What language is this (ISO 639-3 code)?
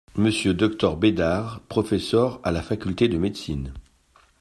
fra